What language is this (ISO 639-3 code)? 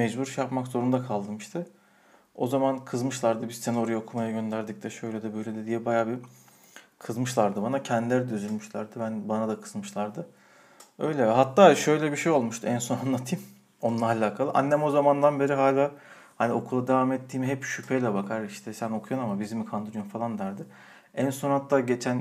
tur